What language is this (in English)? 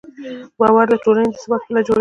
Pashto